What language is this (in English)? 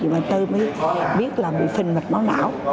Vietnamese